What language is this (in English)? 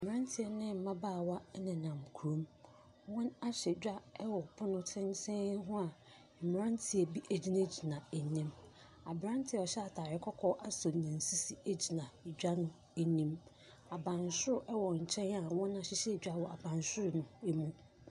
Akan